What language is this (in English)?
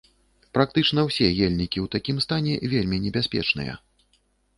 Belarusian